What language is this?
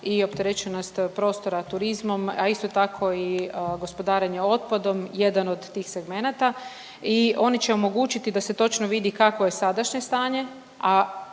Croatian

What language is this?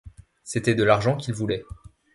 French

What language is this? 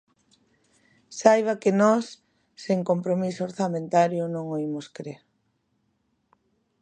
Galician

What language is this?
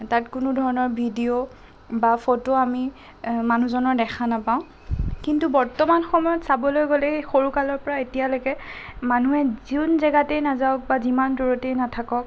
Assamese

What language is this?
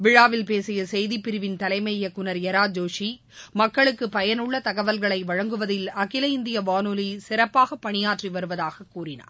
Tamil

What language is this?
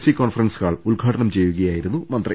Malayalam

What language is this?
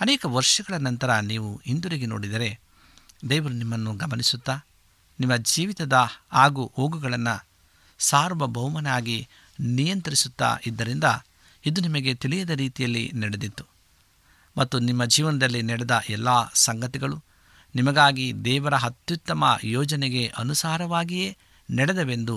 Kannada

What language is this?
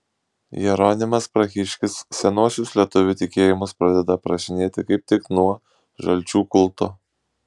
Lithuanian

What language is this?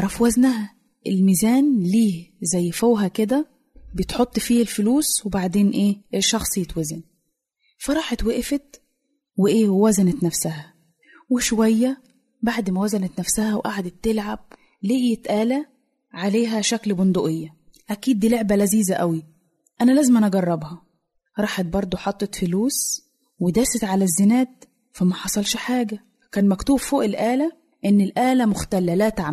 Arabic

